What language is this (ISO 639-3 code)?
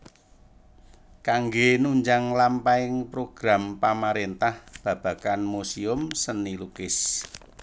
jav